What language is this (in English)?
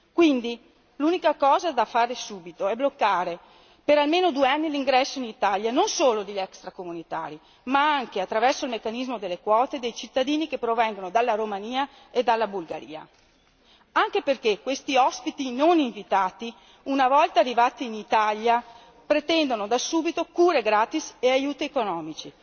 Italian